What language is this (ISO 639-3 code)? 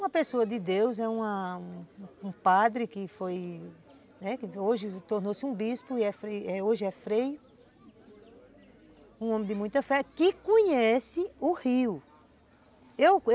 por